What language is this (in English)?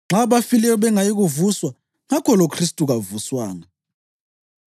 North Ndebele